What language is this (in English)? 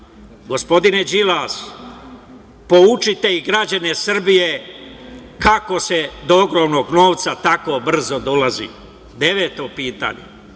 Serbian